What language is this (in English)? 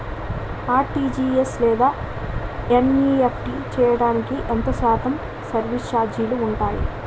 Telugu